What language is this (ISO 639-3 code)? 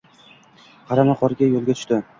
uzb